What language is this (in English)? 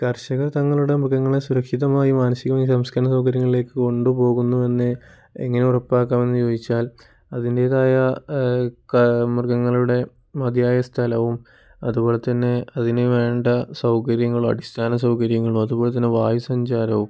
Malayalam